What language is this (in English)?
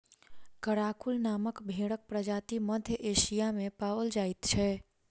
Maithili